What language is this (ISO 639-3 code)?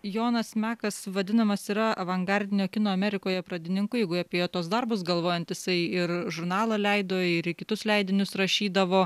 lit